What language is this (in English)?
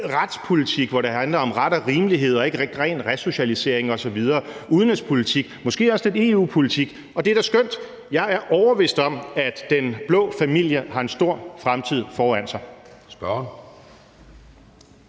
Danish